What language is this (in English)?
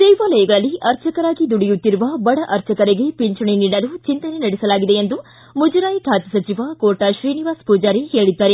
Kannada